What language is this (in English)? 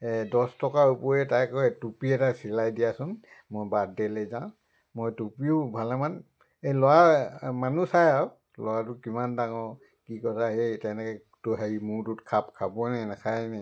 Assamese